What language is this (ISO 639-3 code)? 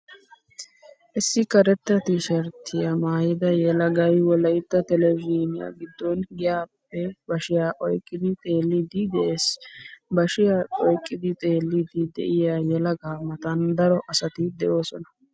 wal